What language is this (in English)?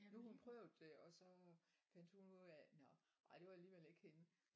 Danish